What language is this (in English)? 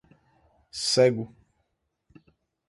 Portuguese